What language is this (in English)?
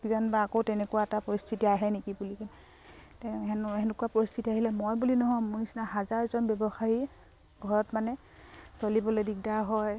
Assamese